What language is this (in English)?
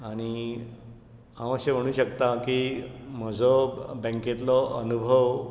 Konkani